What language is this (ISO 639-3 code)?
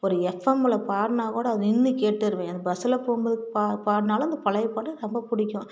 tam